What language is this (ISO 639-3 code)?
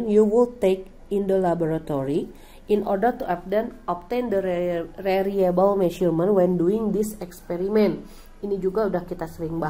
ind